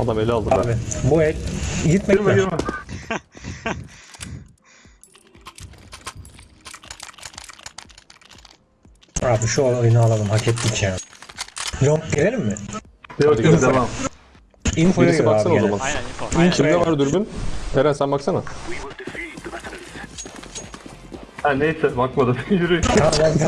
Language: Turkish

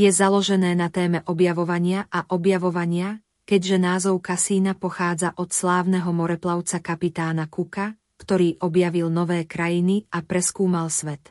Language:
Slovak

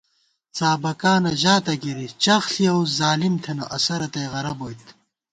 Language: Gawar-Bati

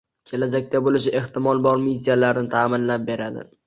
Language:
Uzbek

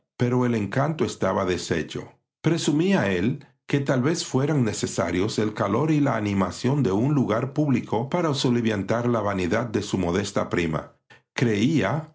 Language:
Spanish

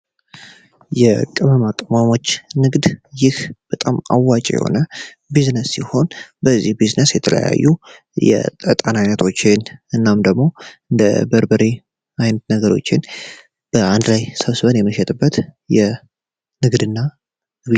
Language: Amharic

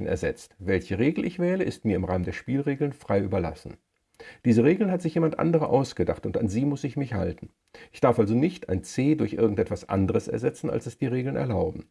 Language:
German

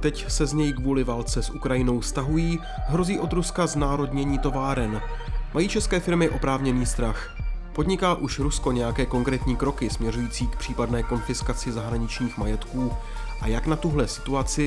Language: Czech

